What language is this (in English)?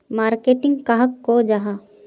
Magahi